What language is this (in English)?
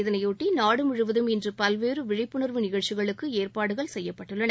Tamil